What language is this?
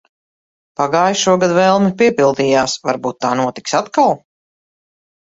Latvian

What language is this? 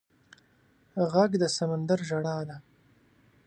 Pashto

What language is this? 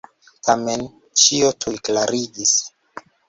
Esperanto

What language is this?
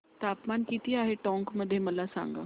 Marathi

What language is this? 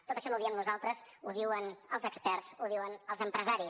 Catalan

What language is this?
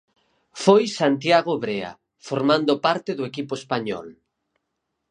Galician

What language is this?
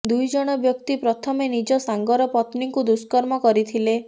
Odia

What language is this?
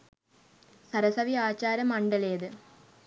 Sinhala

